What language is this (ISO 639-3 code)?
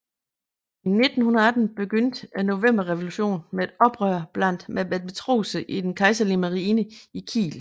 dan